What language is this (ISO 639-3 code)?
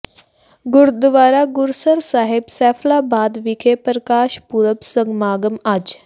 pan